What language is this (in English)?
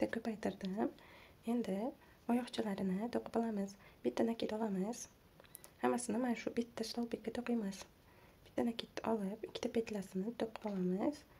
Turkish